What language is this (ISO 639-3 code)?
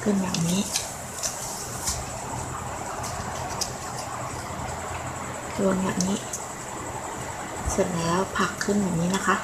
tha